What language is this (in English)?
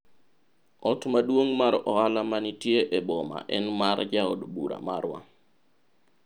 Luo (Kenya and Tanzania)